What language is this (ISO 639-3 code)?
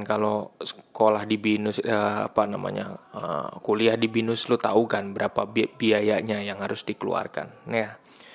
ind